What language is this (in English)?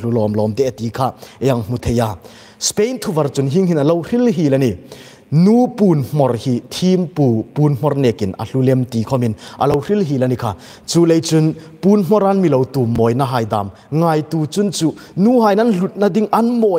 Thai